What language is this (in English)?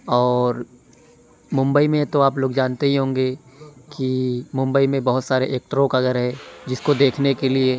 Urdu